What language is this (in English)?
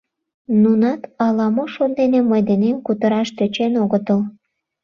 Mari